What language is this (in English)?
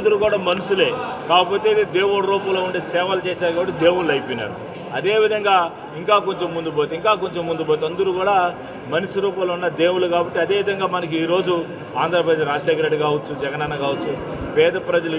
Hindi